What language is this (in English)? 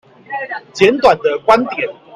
Chinese